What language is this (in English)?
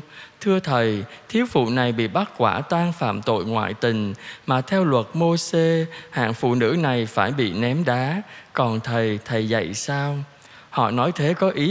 Vietnamese